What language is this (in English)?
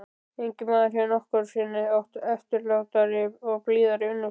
Icelandic